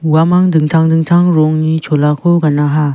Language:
Garo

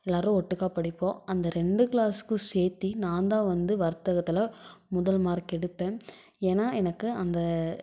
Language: Tamil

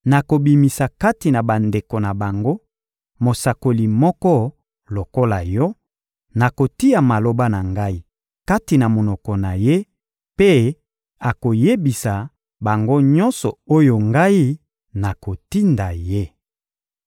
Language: Lingala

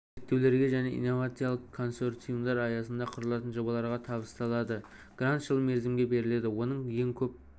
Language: Kazakh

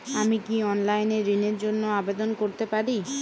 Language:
Bangla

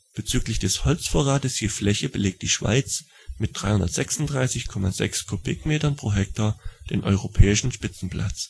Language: German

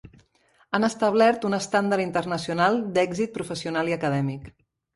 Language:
Catalan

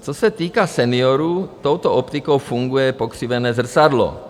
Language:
Czech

